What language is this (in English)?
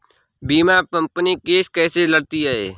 Hindi